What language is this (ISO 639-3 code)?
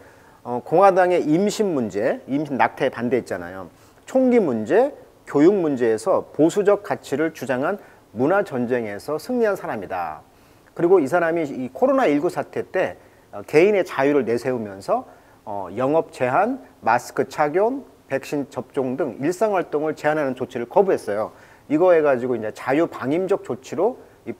kor